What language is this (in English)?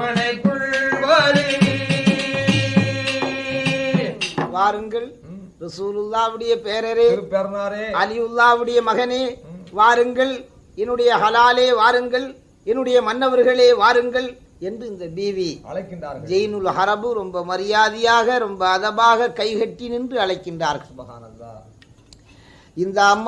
Tamil